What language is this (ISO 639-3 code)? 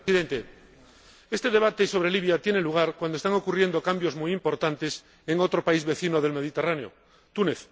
spa